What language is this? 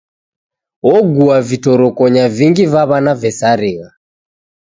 Taita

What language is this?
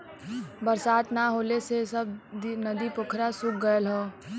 Bhojpuri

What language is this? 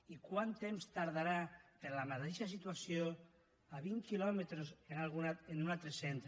Catalan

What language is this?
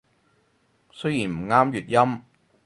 Cantonese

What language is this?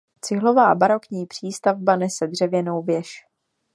Czech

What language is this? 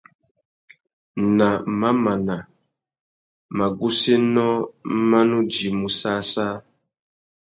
Tuki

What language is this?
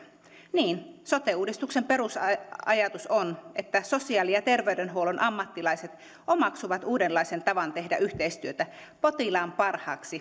Finnish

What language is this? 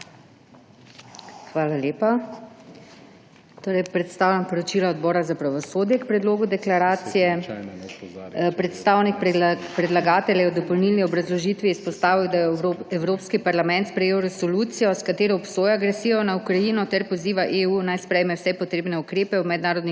Slovenian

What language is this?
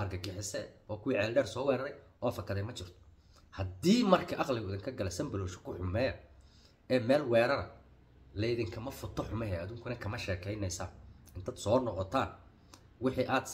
Arabic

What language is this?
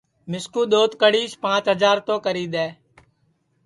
Sansi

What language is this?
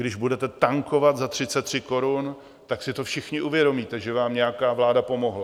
Czech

